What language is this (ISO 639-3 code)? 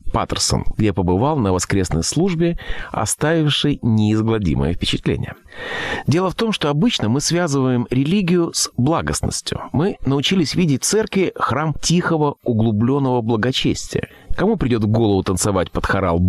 rus